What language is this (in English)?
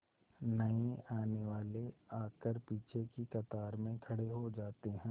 Hindi